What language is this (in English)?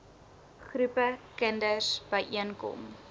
Afrikaans